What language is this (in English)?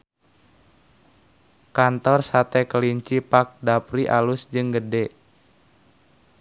Sundanese